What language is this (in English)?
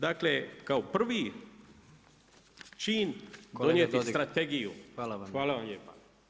Croatian